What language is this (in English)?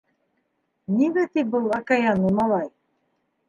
Bashkir